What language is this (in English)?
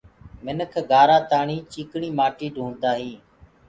Gurgula